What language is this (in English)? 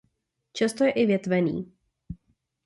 Czech